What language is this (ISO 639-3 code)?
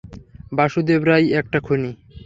ben